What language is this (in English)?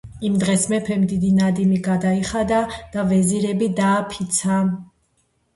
Georgian